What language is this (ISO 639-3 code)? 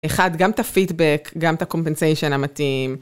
heb